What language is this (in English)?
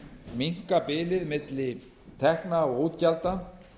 Icelandic